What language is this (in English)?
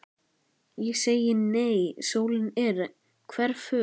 Icelandic